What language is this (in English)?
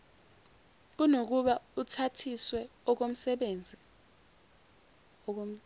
Zulu